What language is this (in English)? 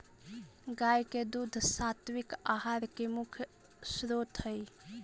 Magahi